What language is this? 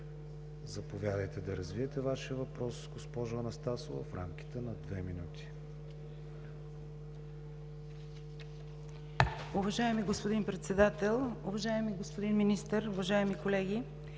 Bulgarian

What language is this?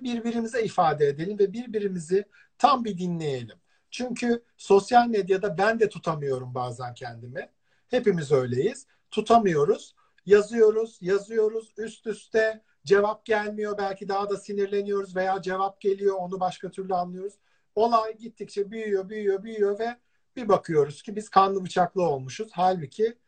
Turkish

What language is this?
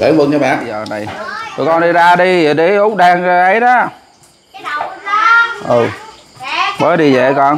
Vietnamese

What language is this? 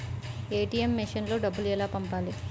Telugu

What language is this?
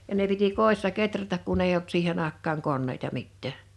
Finnish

